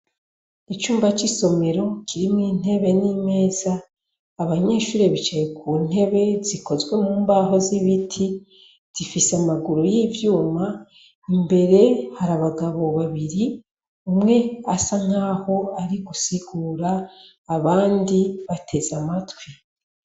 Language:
Rundi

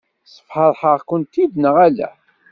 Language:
Kabyle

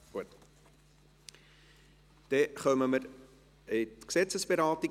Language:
Swiss German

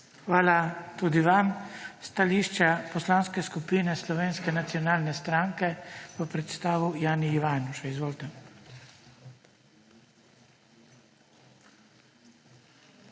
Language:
Slovenian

